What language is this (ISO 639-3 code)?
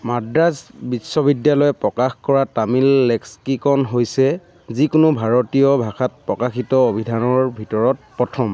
asm